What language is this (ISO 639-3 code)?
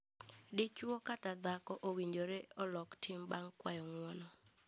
luo